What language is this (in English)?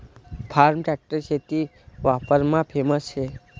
Marathi